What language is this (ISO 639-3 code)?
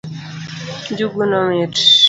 luo